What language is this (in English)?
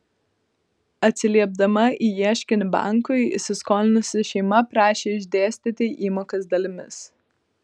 Lithuanian